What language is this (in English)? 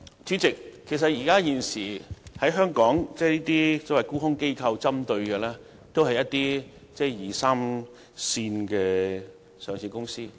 Cantonese